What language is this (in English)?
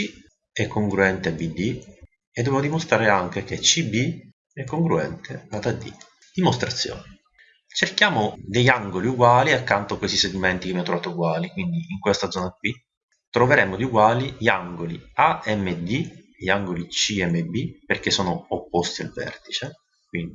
Italian